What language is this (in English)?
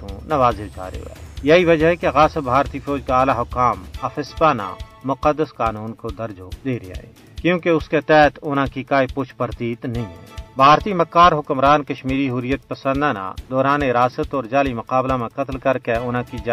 Urdu